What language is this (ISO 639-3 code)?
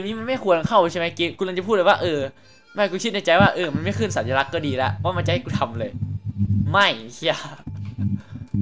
tha